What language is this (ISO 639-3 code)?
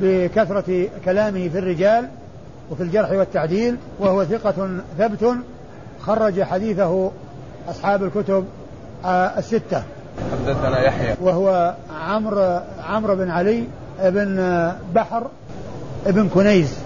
ara